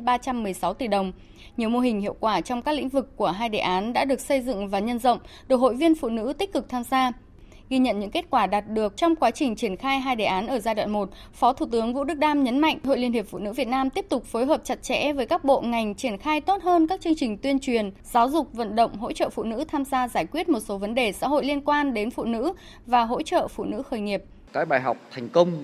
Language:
Vietnamese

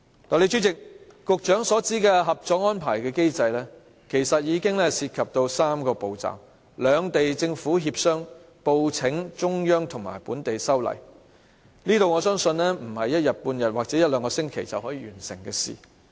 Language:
Cantonese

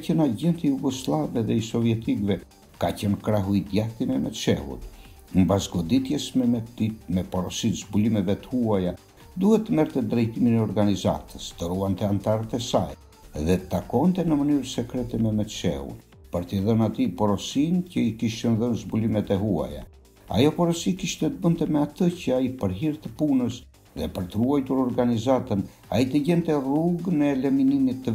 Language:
Romanian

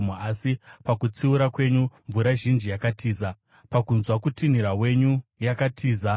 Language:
Shona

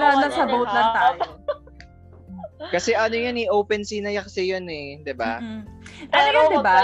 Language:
Filipino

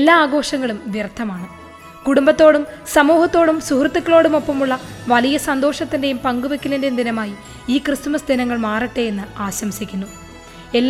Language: Malayalam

